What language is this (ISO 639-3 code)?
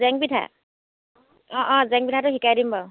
asm